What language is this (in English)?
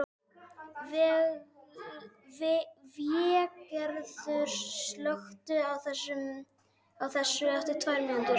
Icelandic